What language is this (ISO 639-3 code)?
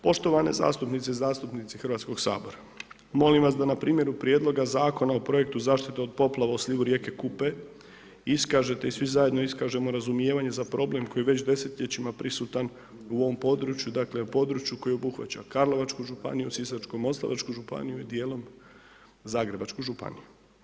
hrv